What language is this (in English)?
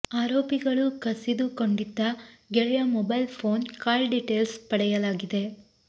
Kannada